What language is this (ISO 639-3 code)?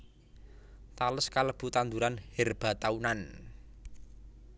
jav